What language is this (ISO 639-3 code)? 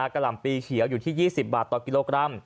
tha